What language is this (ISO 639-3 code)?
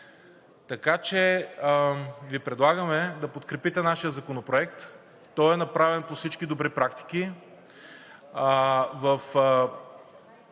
bul